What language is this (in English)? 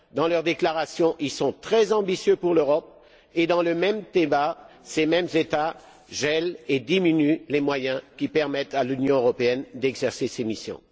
French